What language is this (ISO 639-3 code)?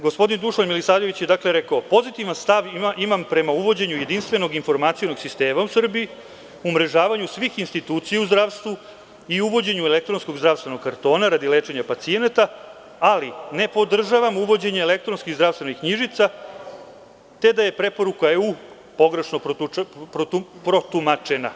srp